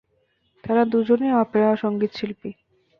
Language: Bangla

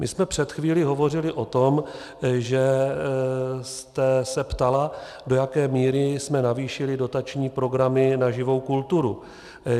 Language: Czech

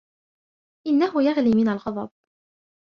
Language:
Arabic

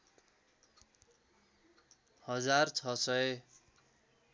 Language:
Nepali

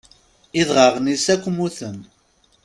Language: Kabyle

